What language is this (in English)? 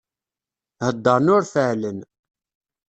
Kabyle